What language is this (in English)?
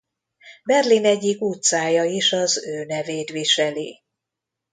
Hungarian